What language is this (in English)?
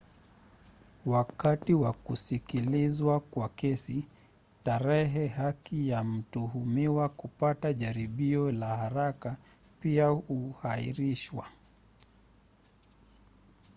Swahili